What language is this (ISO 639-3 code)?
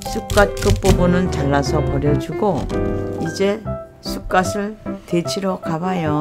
kor